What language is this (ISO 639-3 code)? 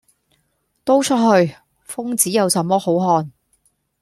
yue